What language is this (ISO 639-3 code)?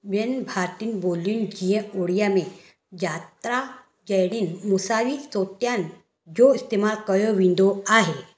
snd